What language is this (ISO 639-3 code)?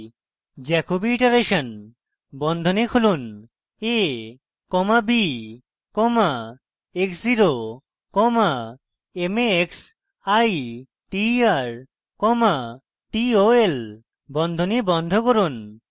ben